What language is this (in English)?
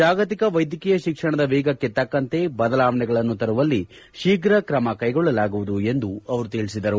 Kannada